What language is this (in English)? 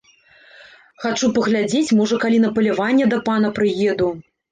Belarusian